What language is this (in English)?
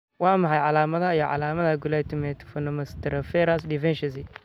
Somali